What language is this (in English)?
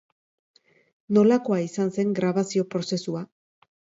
Basque